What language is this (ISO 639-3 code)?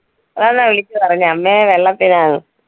mal